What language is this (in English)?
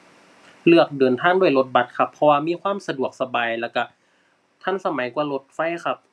Thai